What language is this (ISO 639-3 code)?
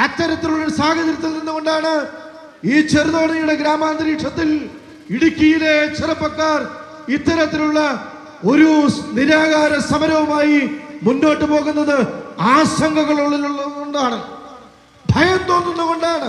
mal